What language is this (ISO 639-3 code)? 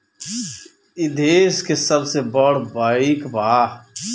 bho